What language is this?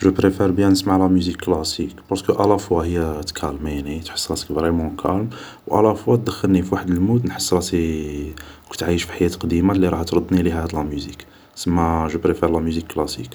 Algerian Arabic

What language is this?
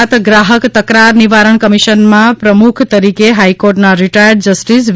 Gujarati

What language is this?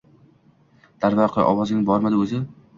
Uzbek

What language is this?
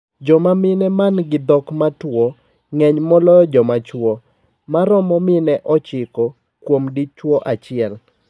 Luo (Kenya and Tanzania)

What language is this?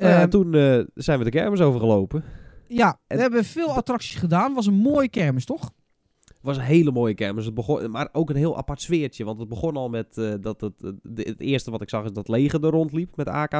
Dutch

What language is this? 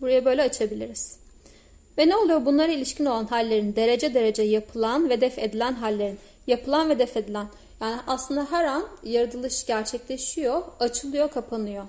Turkish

